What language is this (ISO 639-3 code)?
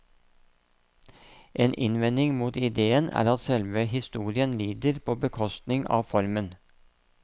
nor